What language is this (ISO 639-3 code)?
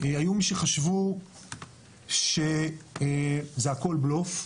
heb